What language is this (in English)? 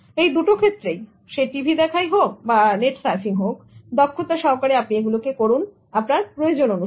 Bangla